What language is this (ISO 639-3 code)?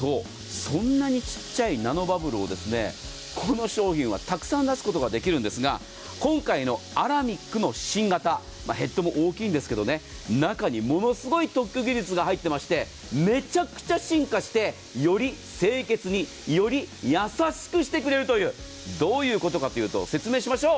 jpn